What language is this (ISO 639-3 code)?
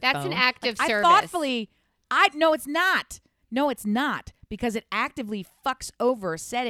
eng